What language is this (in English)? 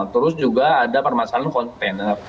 Indonesian